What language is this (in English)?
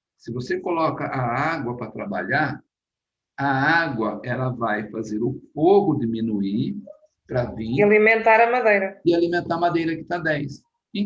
Portuguese